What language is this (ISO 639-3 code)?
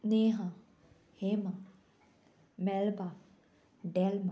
kok